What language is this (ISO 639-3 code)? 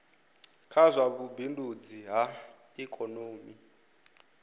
ven